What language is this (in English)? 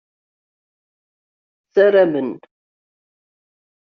Kabyle